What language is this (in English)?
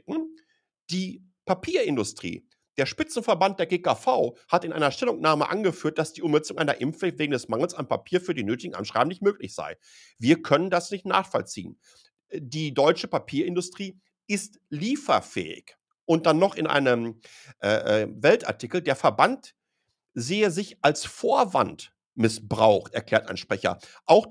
German